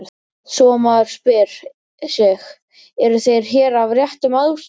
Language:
Icelandic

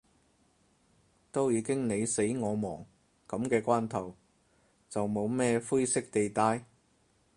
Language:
Cantonese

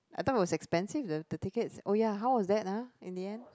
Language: English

